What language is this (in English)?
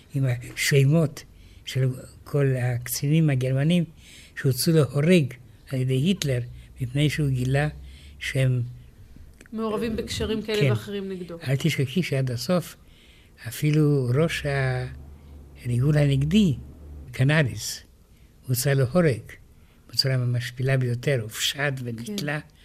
Hebrew